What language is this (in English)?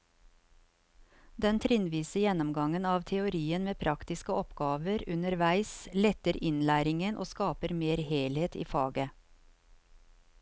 Norwegian